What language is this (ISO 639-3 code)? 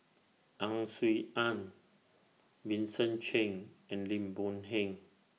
eng